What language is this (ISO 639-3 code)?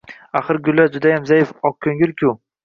uzb